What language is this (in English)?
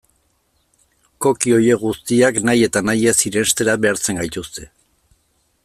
Basque